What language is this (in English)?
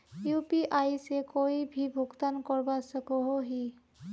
Magahi